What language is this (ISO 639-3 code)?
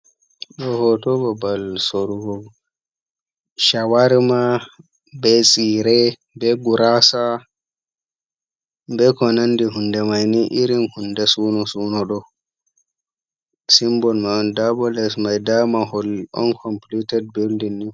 ful